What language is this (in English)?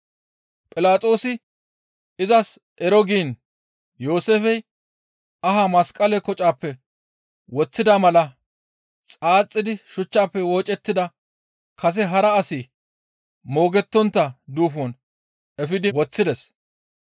Gamo